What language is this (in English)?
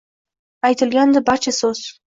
Uzbek